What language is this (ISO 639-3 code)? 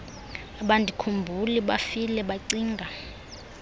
xho